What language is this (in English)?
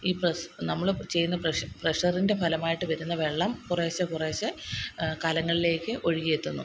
Malayalam